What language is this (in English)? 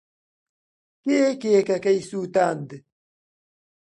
Central Kurdish